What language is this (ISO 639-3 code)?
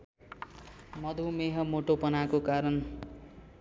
nep